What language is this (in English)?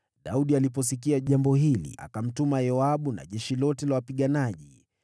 Swahili